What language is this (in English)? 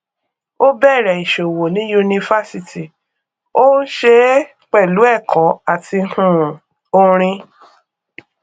Yoruba